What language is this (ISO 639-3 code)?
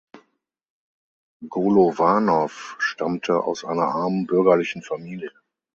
deu